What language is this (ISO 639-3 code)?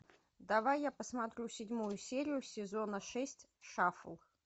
rus